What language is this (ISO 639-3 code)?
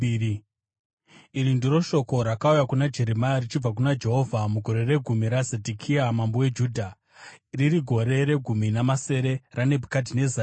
sna